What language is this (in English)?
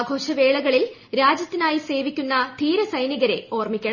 Malayalam